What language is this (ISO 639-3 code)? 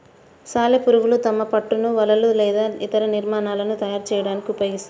tel